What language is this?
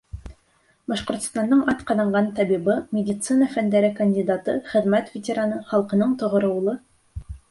Bashkir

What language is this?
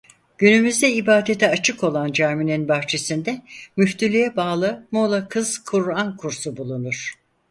Turkish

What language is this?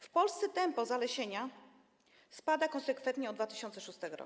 Polish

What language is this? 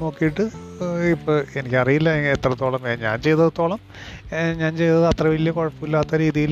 Malayalam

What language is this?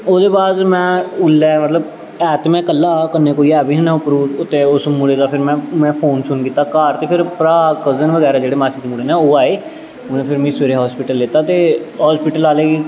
Dogri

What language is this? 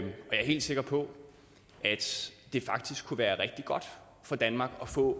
Danish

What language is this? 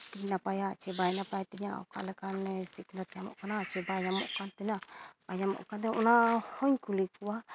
Santali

